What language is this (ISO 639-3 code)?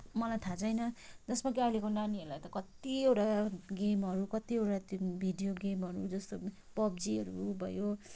nep